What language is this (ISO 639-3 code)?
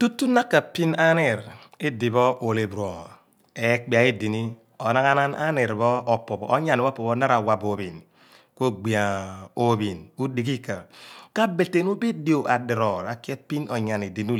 abn